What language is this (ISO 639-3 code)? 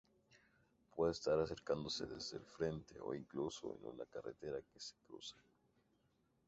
spa